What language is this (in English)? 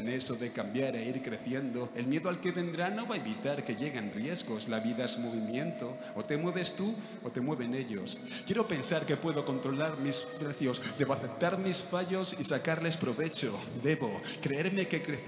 Spanish